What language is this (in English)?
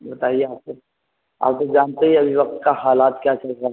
Urdu